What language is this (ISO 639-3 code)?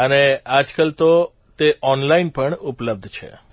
guj